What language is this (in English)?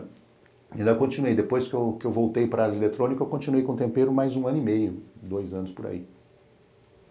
Portuguese